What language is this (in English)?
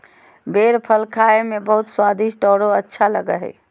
Magahi